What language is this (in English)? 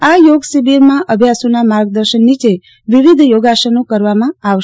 Gujarati